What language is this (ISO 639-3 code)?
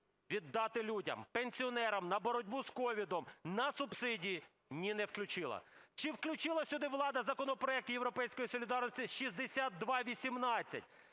ukr